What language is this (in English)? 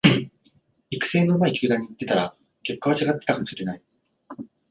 Japanese